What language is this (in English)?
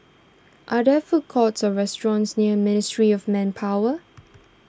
English